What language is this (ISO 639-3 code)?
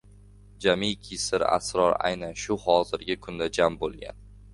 uzb